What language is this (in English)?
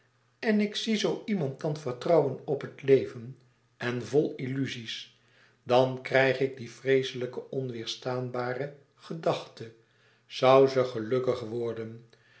Dutch